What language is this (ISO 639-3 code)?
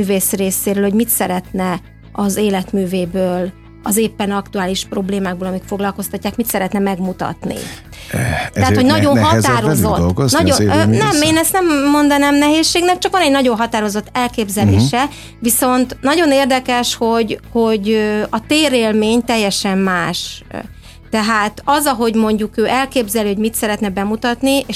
hun